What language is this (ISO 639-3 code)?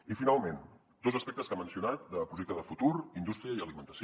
cat